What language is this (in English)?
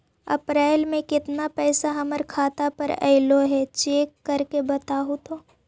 Magahi